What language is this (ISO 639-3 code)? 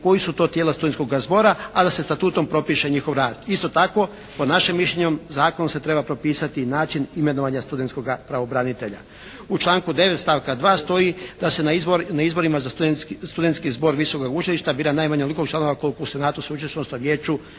hrv